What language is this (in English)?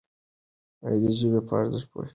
Pashto